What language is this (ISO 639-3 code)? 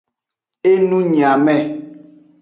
ajg